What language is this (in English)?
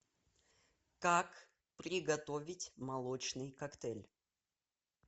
Russian